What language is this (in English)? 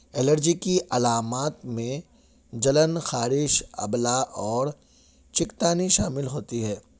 Urdu